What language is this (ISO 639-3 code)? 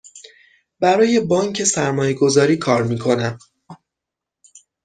fas